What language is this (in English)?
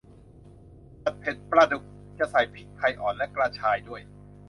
Thai